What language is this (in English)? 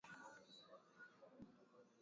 Swahili